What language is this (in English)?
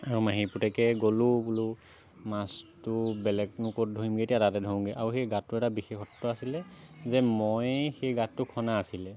Assamese